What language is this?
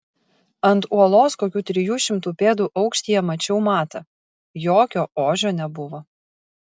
Lithuanian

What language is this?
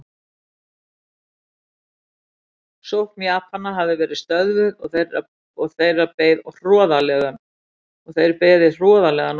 Icelandic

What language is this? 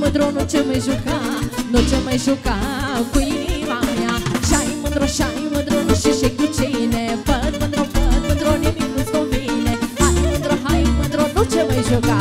Romanian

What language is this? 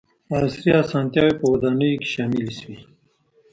Pashto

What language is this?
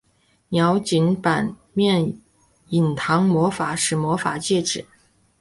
Chinese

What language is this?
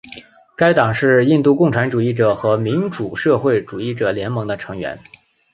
Chinese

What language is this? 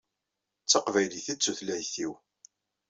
Kabyle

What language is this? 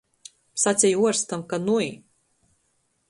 Latgalian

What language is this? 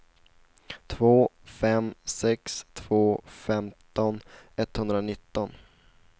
Swedish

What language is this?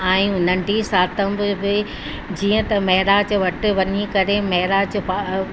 Sindhi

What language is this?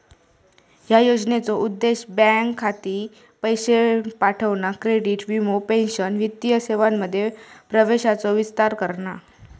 Marathi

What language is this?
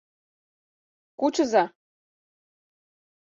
Mari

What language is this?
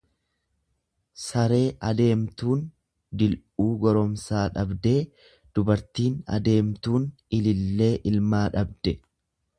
Oromo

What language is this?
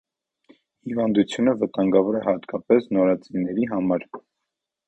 Armenian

